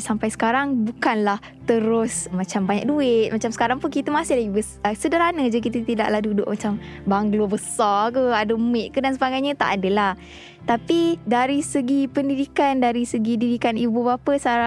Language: Malay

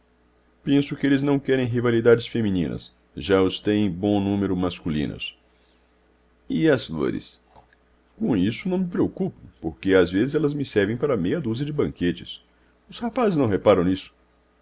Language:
Portuguese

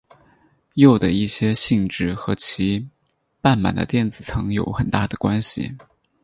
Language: Chinese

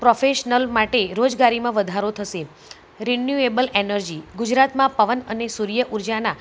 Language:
Gujarati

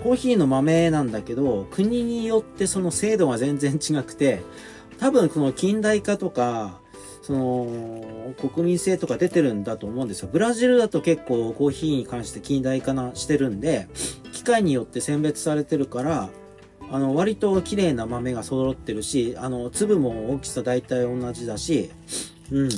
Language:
Japanese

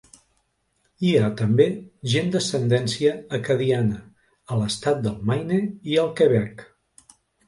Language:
Catalan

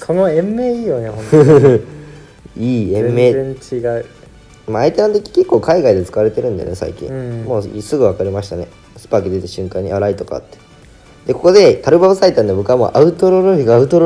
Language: Japanese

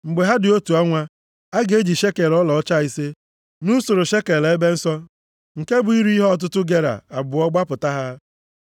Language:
Igbo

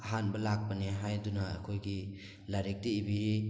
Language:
Manipuri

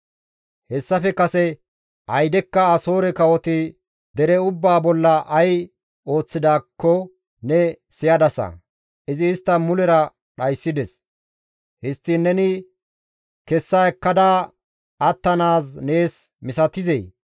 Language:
Gamo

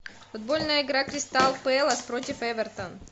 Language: Russian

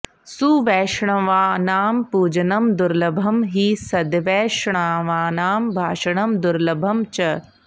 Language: Sanskrit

